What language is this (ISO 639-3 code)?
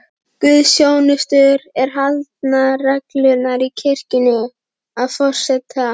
isl